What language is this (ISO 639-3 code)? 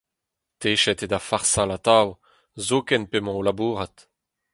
bre